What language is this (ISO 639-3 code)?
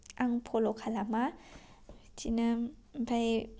brx